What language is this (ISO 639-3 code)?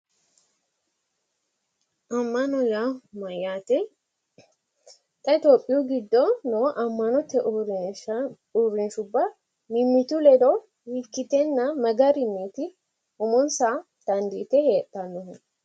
sid